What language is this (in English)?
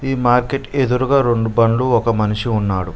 Telugu